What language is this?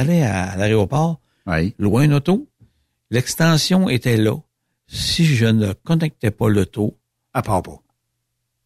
French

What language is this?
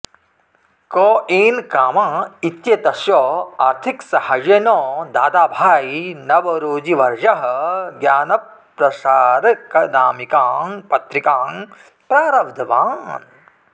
Sanskrit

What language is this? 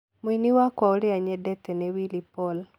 Kikuyu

